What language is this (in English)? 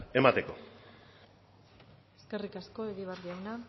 Basque